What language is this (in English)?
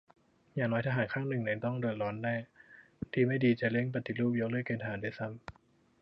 Thai